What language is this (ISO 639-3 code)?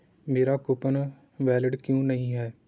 pan